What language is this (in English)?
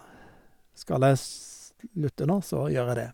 Norwegian